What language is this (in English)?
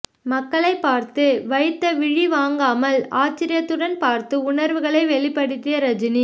Tamil